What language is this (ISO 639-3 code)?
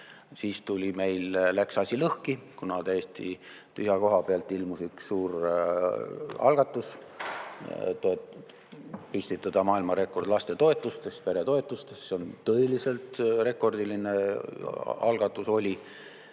est